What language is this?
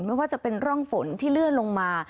Thai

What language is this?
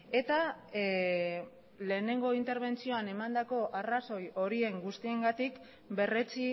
Basque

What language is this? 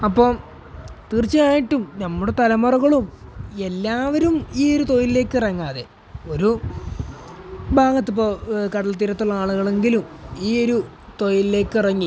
Malayalam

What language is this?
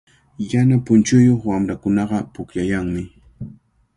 Cajatambo North Lima Quechua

